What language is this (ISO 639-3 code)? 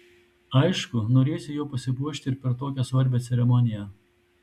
lit